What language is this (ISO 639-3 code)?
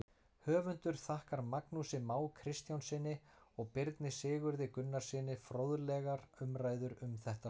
isl